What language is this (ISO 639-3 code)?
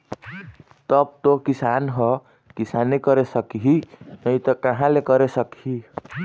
hne